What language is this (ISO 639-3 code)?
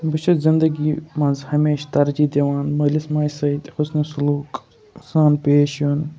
kas